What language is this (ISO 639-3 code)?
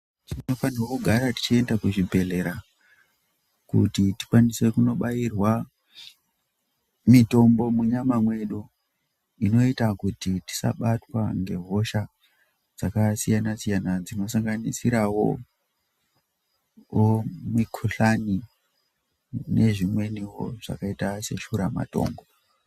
ndc